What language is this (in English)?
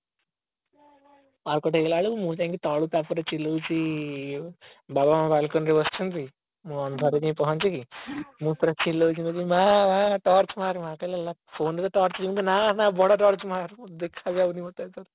Odia